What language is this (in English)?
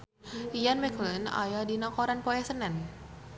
Sundanese